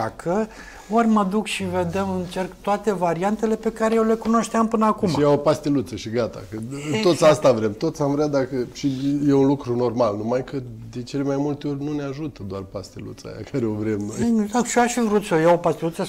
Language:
Romanian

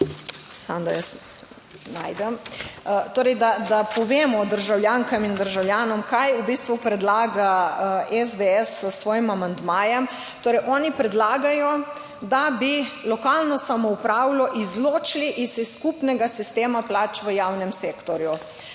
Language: Slovenian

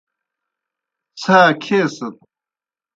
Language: Kohistani Shina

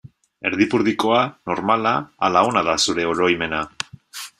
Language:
Basque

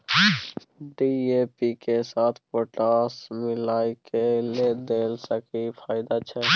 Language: Maithili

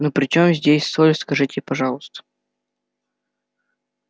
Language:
Russian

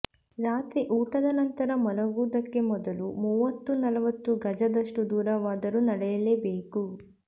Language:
Kannada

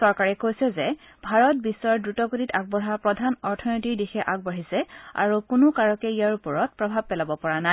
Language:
Assamese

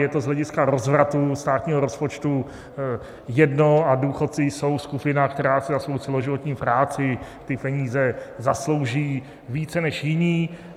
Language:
Czech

